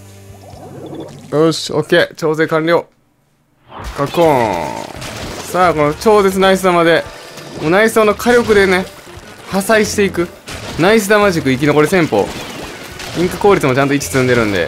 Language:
Japanese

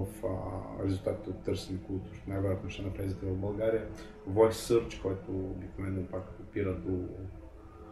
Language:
Bulgarian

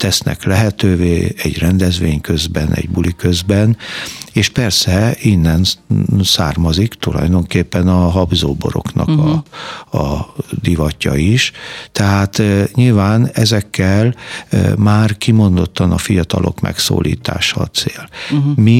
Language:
Hungarian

